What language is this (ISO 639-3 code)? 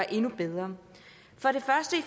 dan